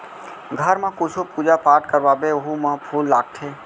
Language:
Chhattisgarhi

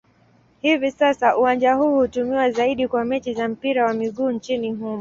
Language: Swahili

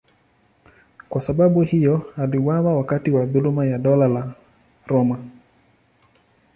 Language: Swahili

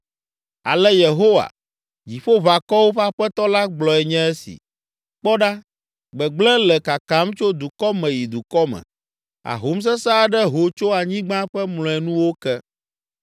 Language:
Ewe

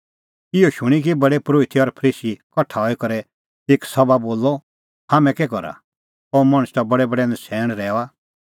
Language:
Kullu Pahari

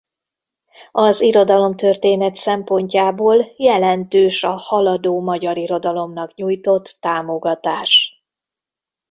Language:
Hungarian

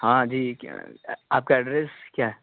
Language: Urdu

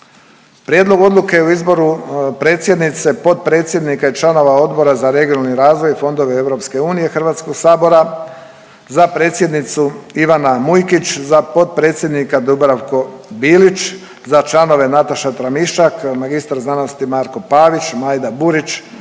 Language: Croatian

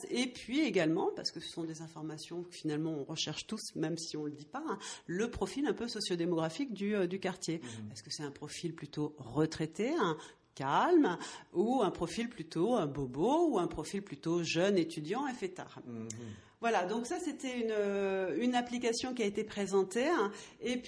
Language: French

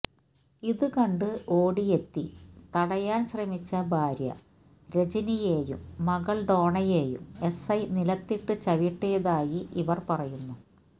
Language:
Malayalam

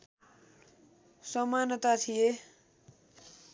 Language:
Nepali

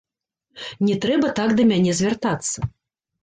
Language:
Belarusian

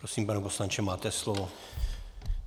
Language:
Czech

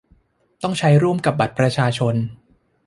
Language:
Thai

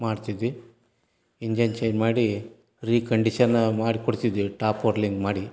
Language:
Kannada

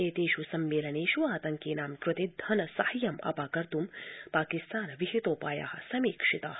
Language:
Sanskrit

